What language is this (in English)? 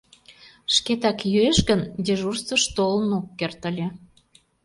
Mari